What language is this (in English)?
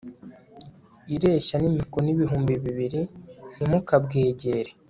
Kinyarwanda